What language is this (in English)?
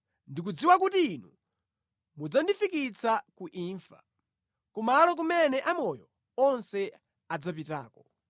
Nyanja